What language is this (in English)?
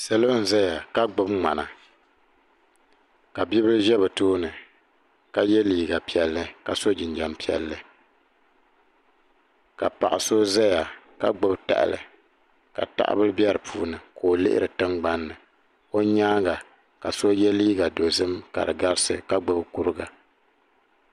Dagbani